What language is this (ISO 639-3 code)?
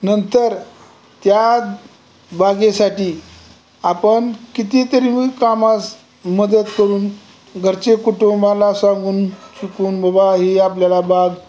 mar